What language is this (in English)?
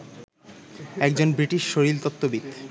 Bangla